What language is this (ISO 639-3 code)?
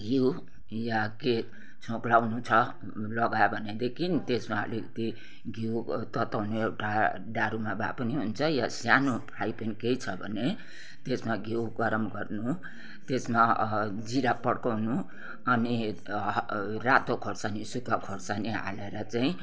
nep